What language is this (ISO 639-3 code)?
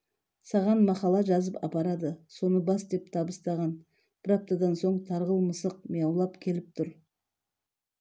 kaz